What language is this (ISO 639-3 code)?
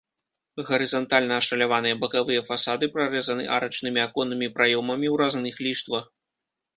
bel